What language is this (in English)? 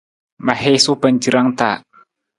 Nawdm